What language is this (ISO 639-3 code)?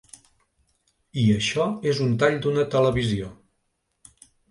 cat